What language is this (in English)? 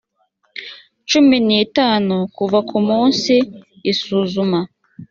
Kinyarwanda